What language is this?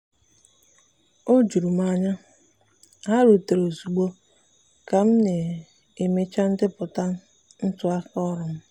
Igbo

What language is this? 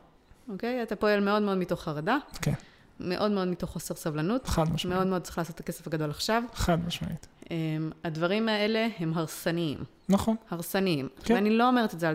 Hebrew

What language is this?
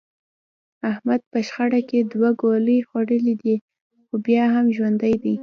Pashto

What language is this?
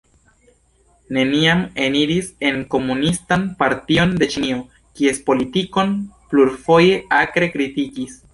Esperanto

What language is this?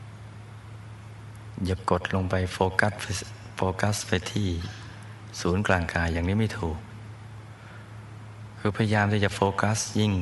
Thai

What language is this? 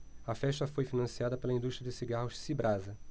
Portuguese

